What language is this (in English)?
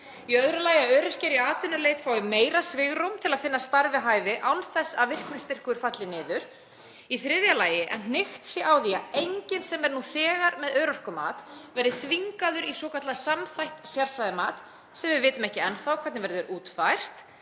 Icelandic